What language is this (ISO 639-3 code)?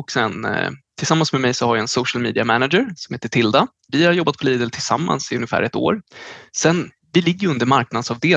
swe